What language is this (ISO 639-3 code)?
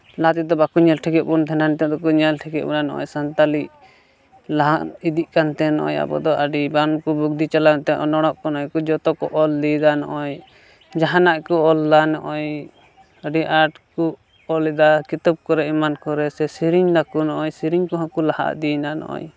sat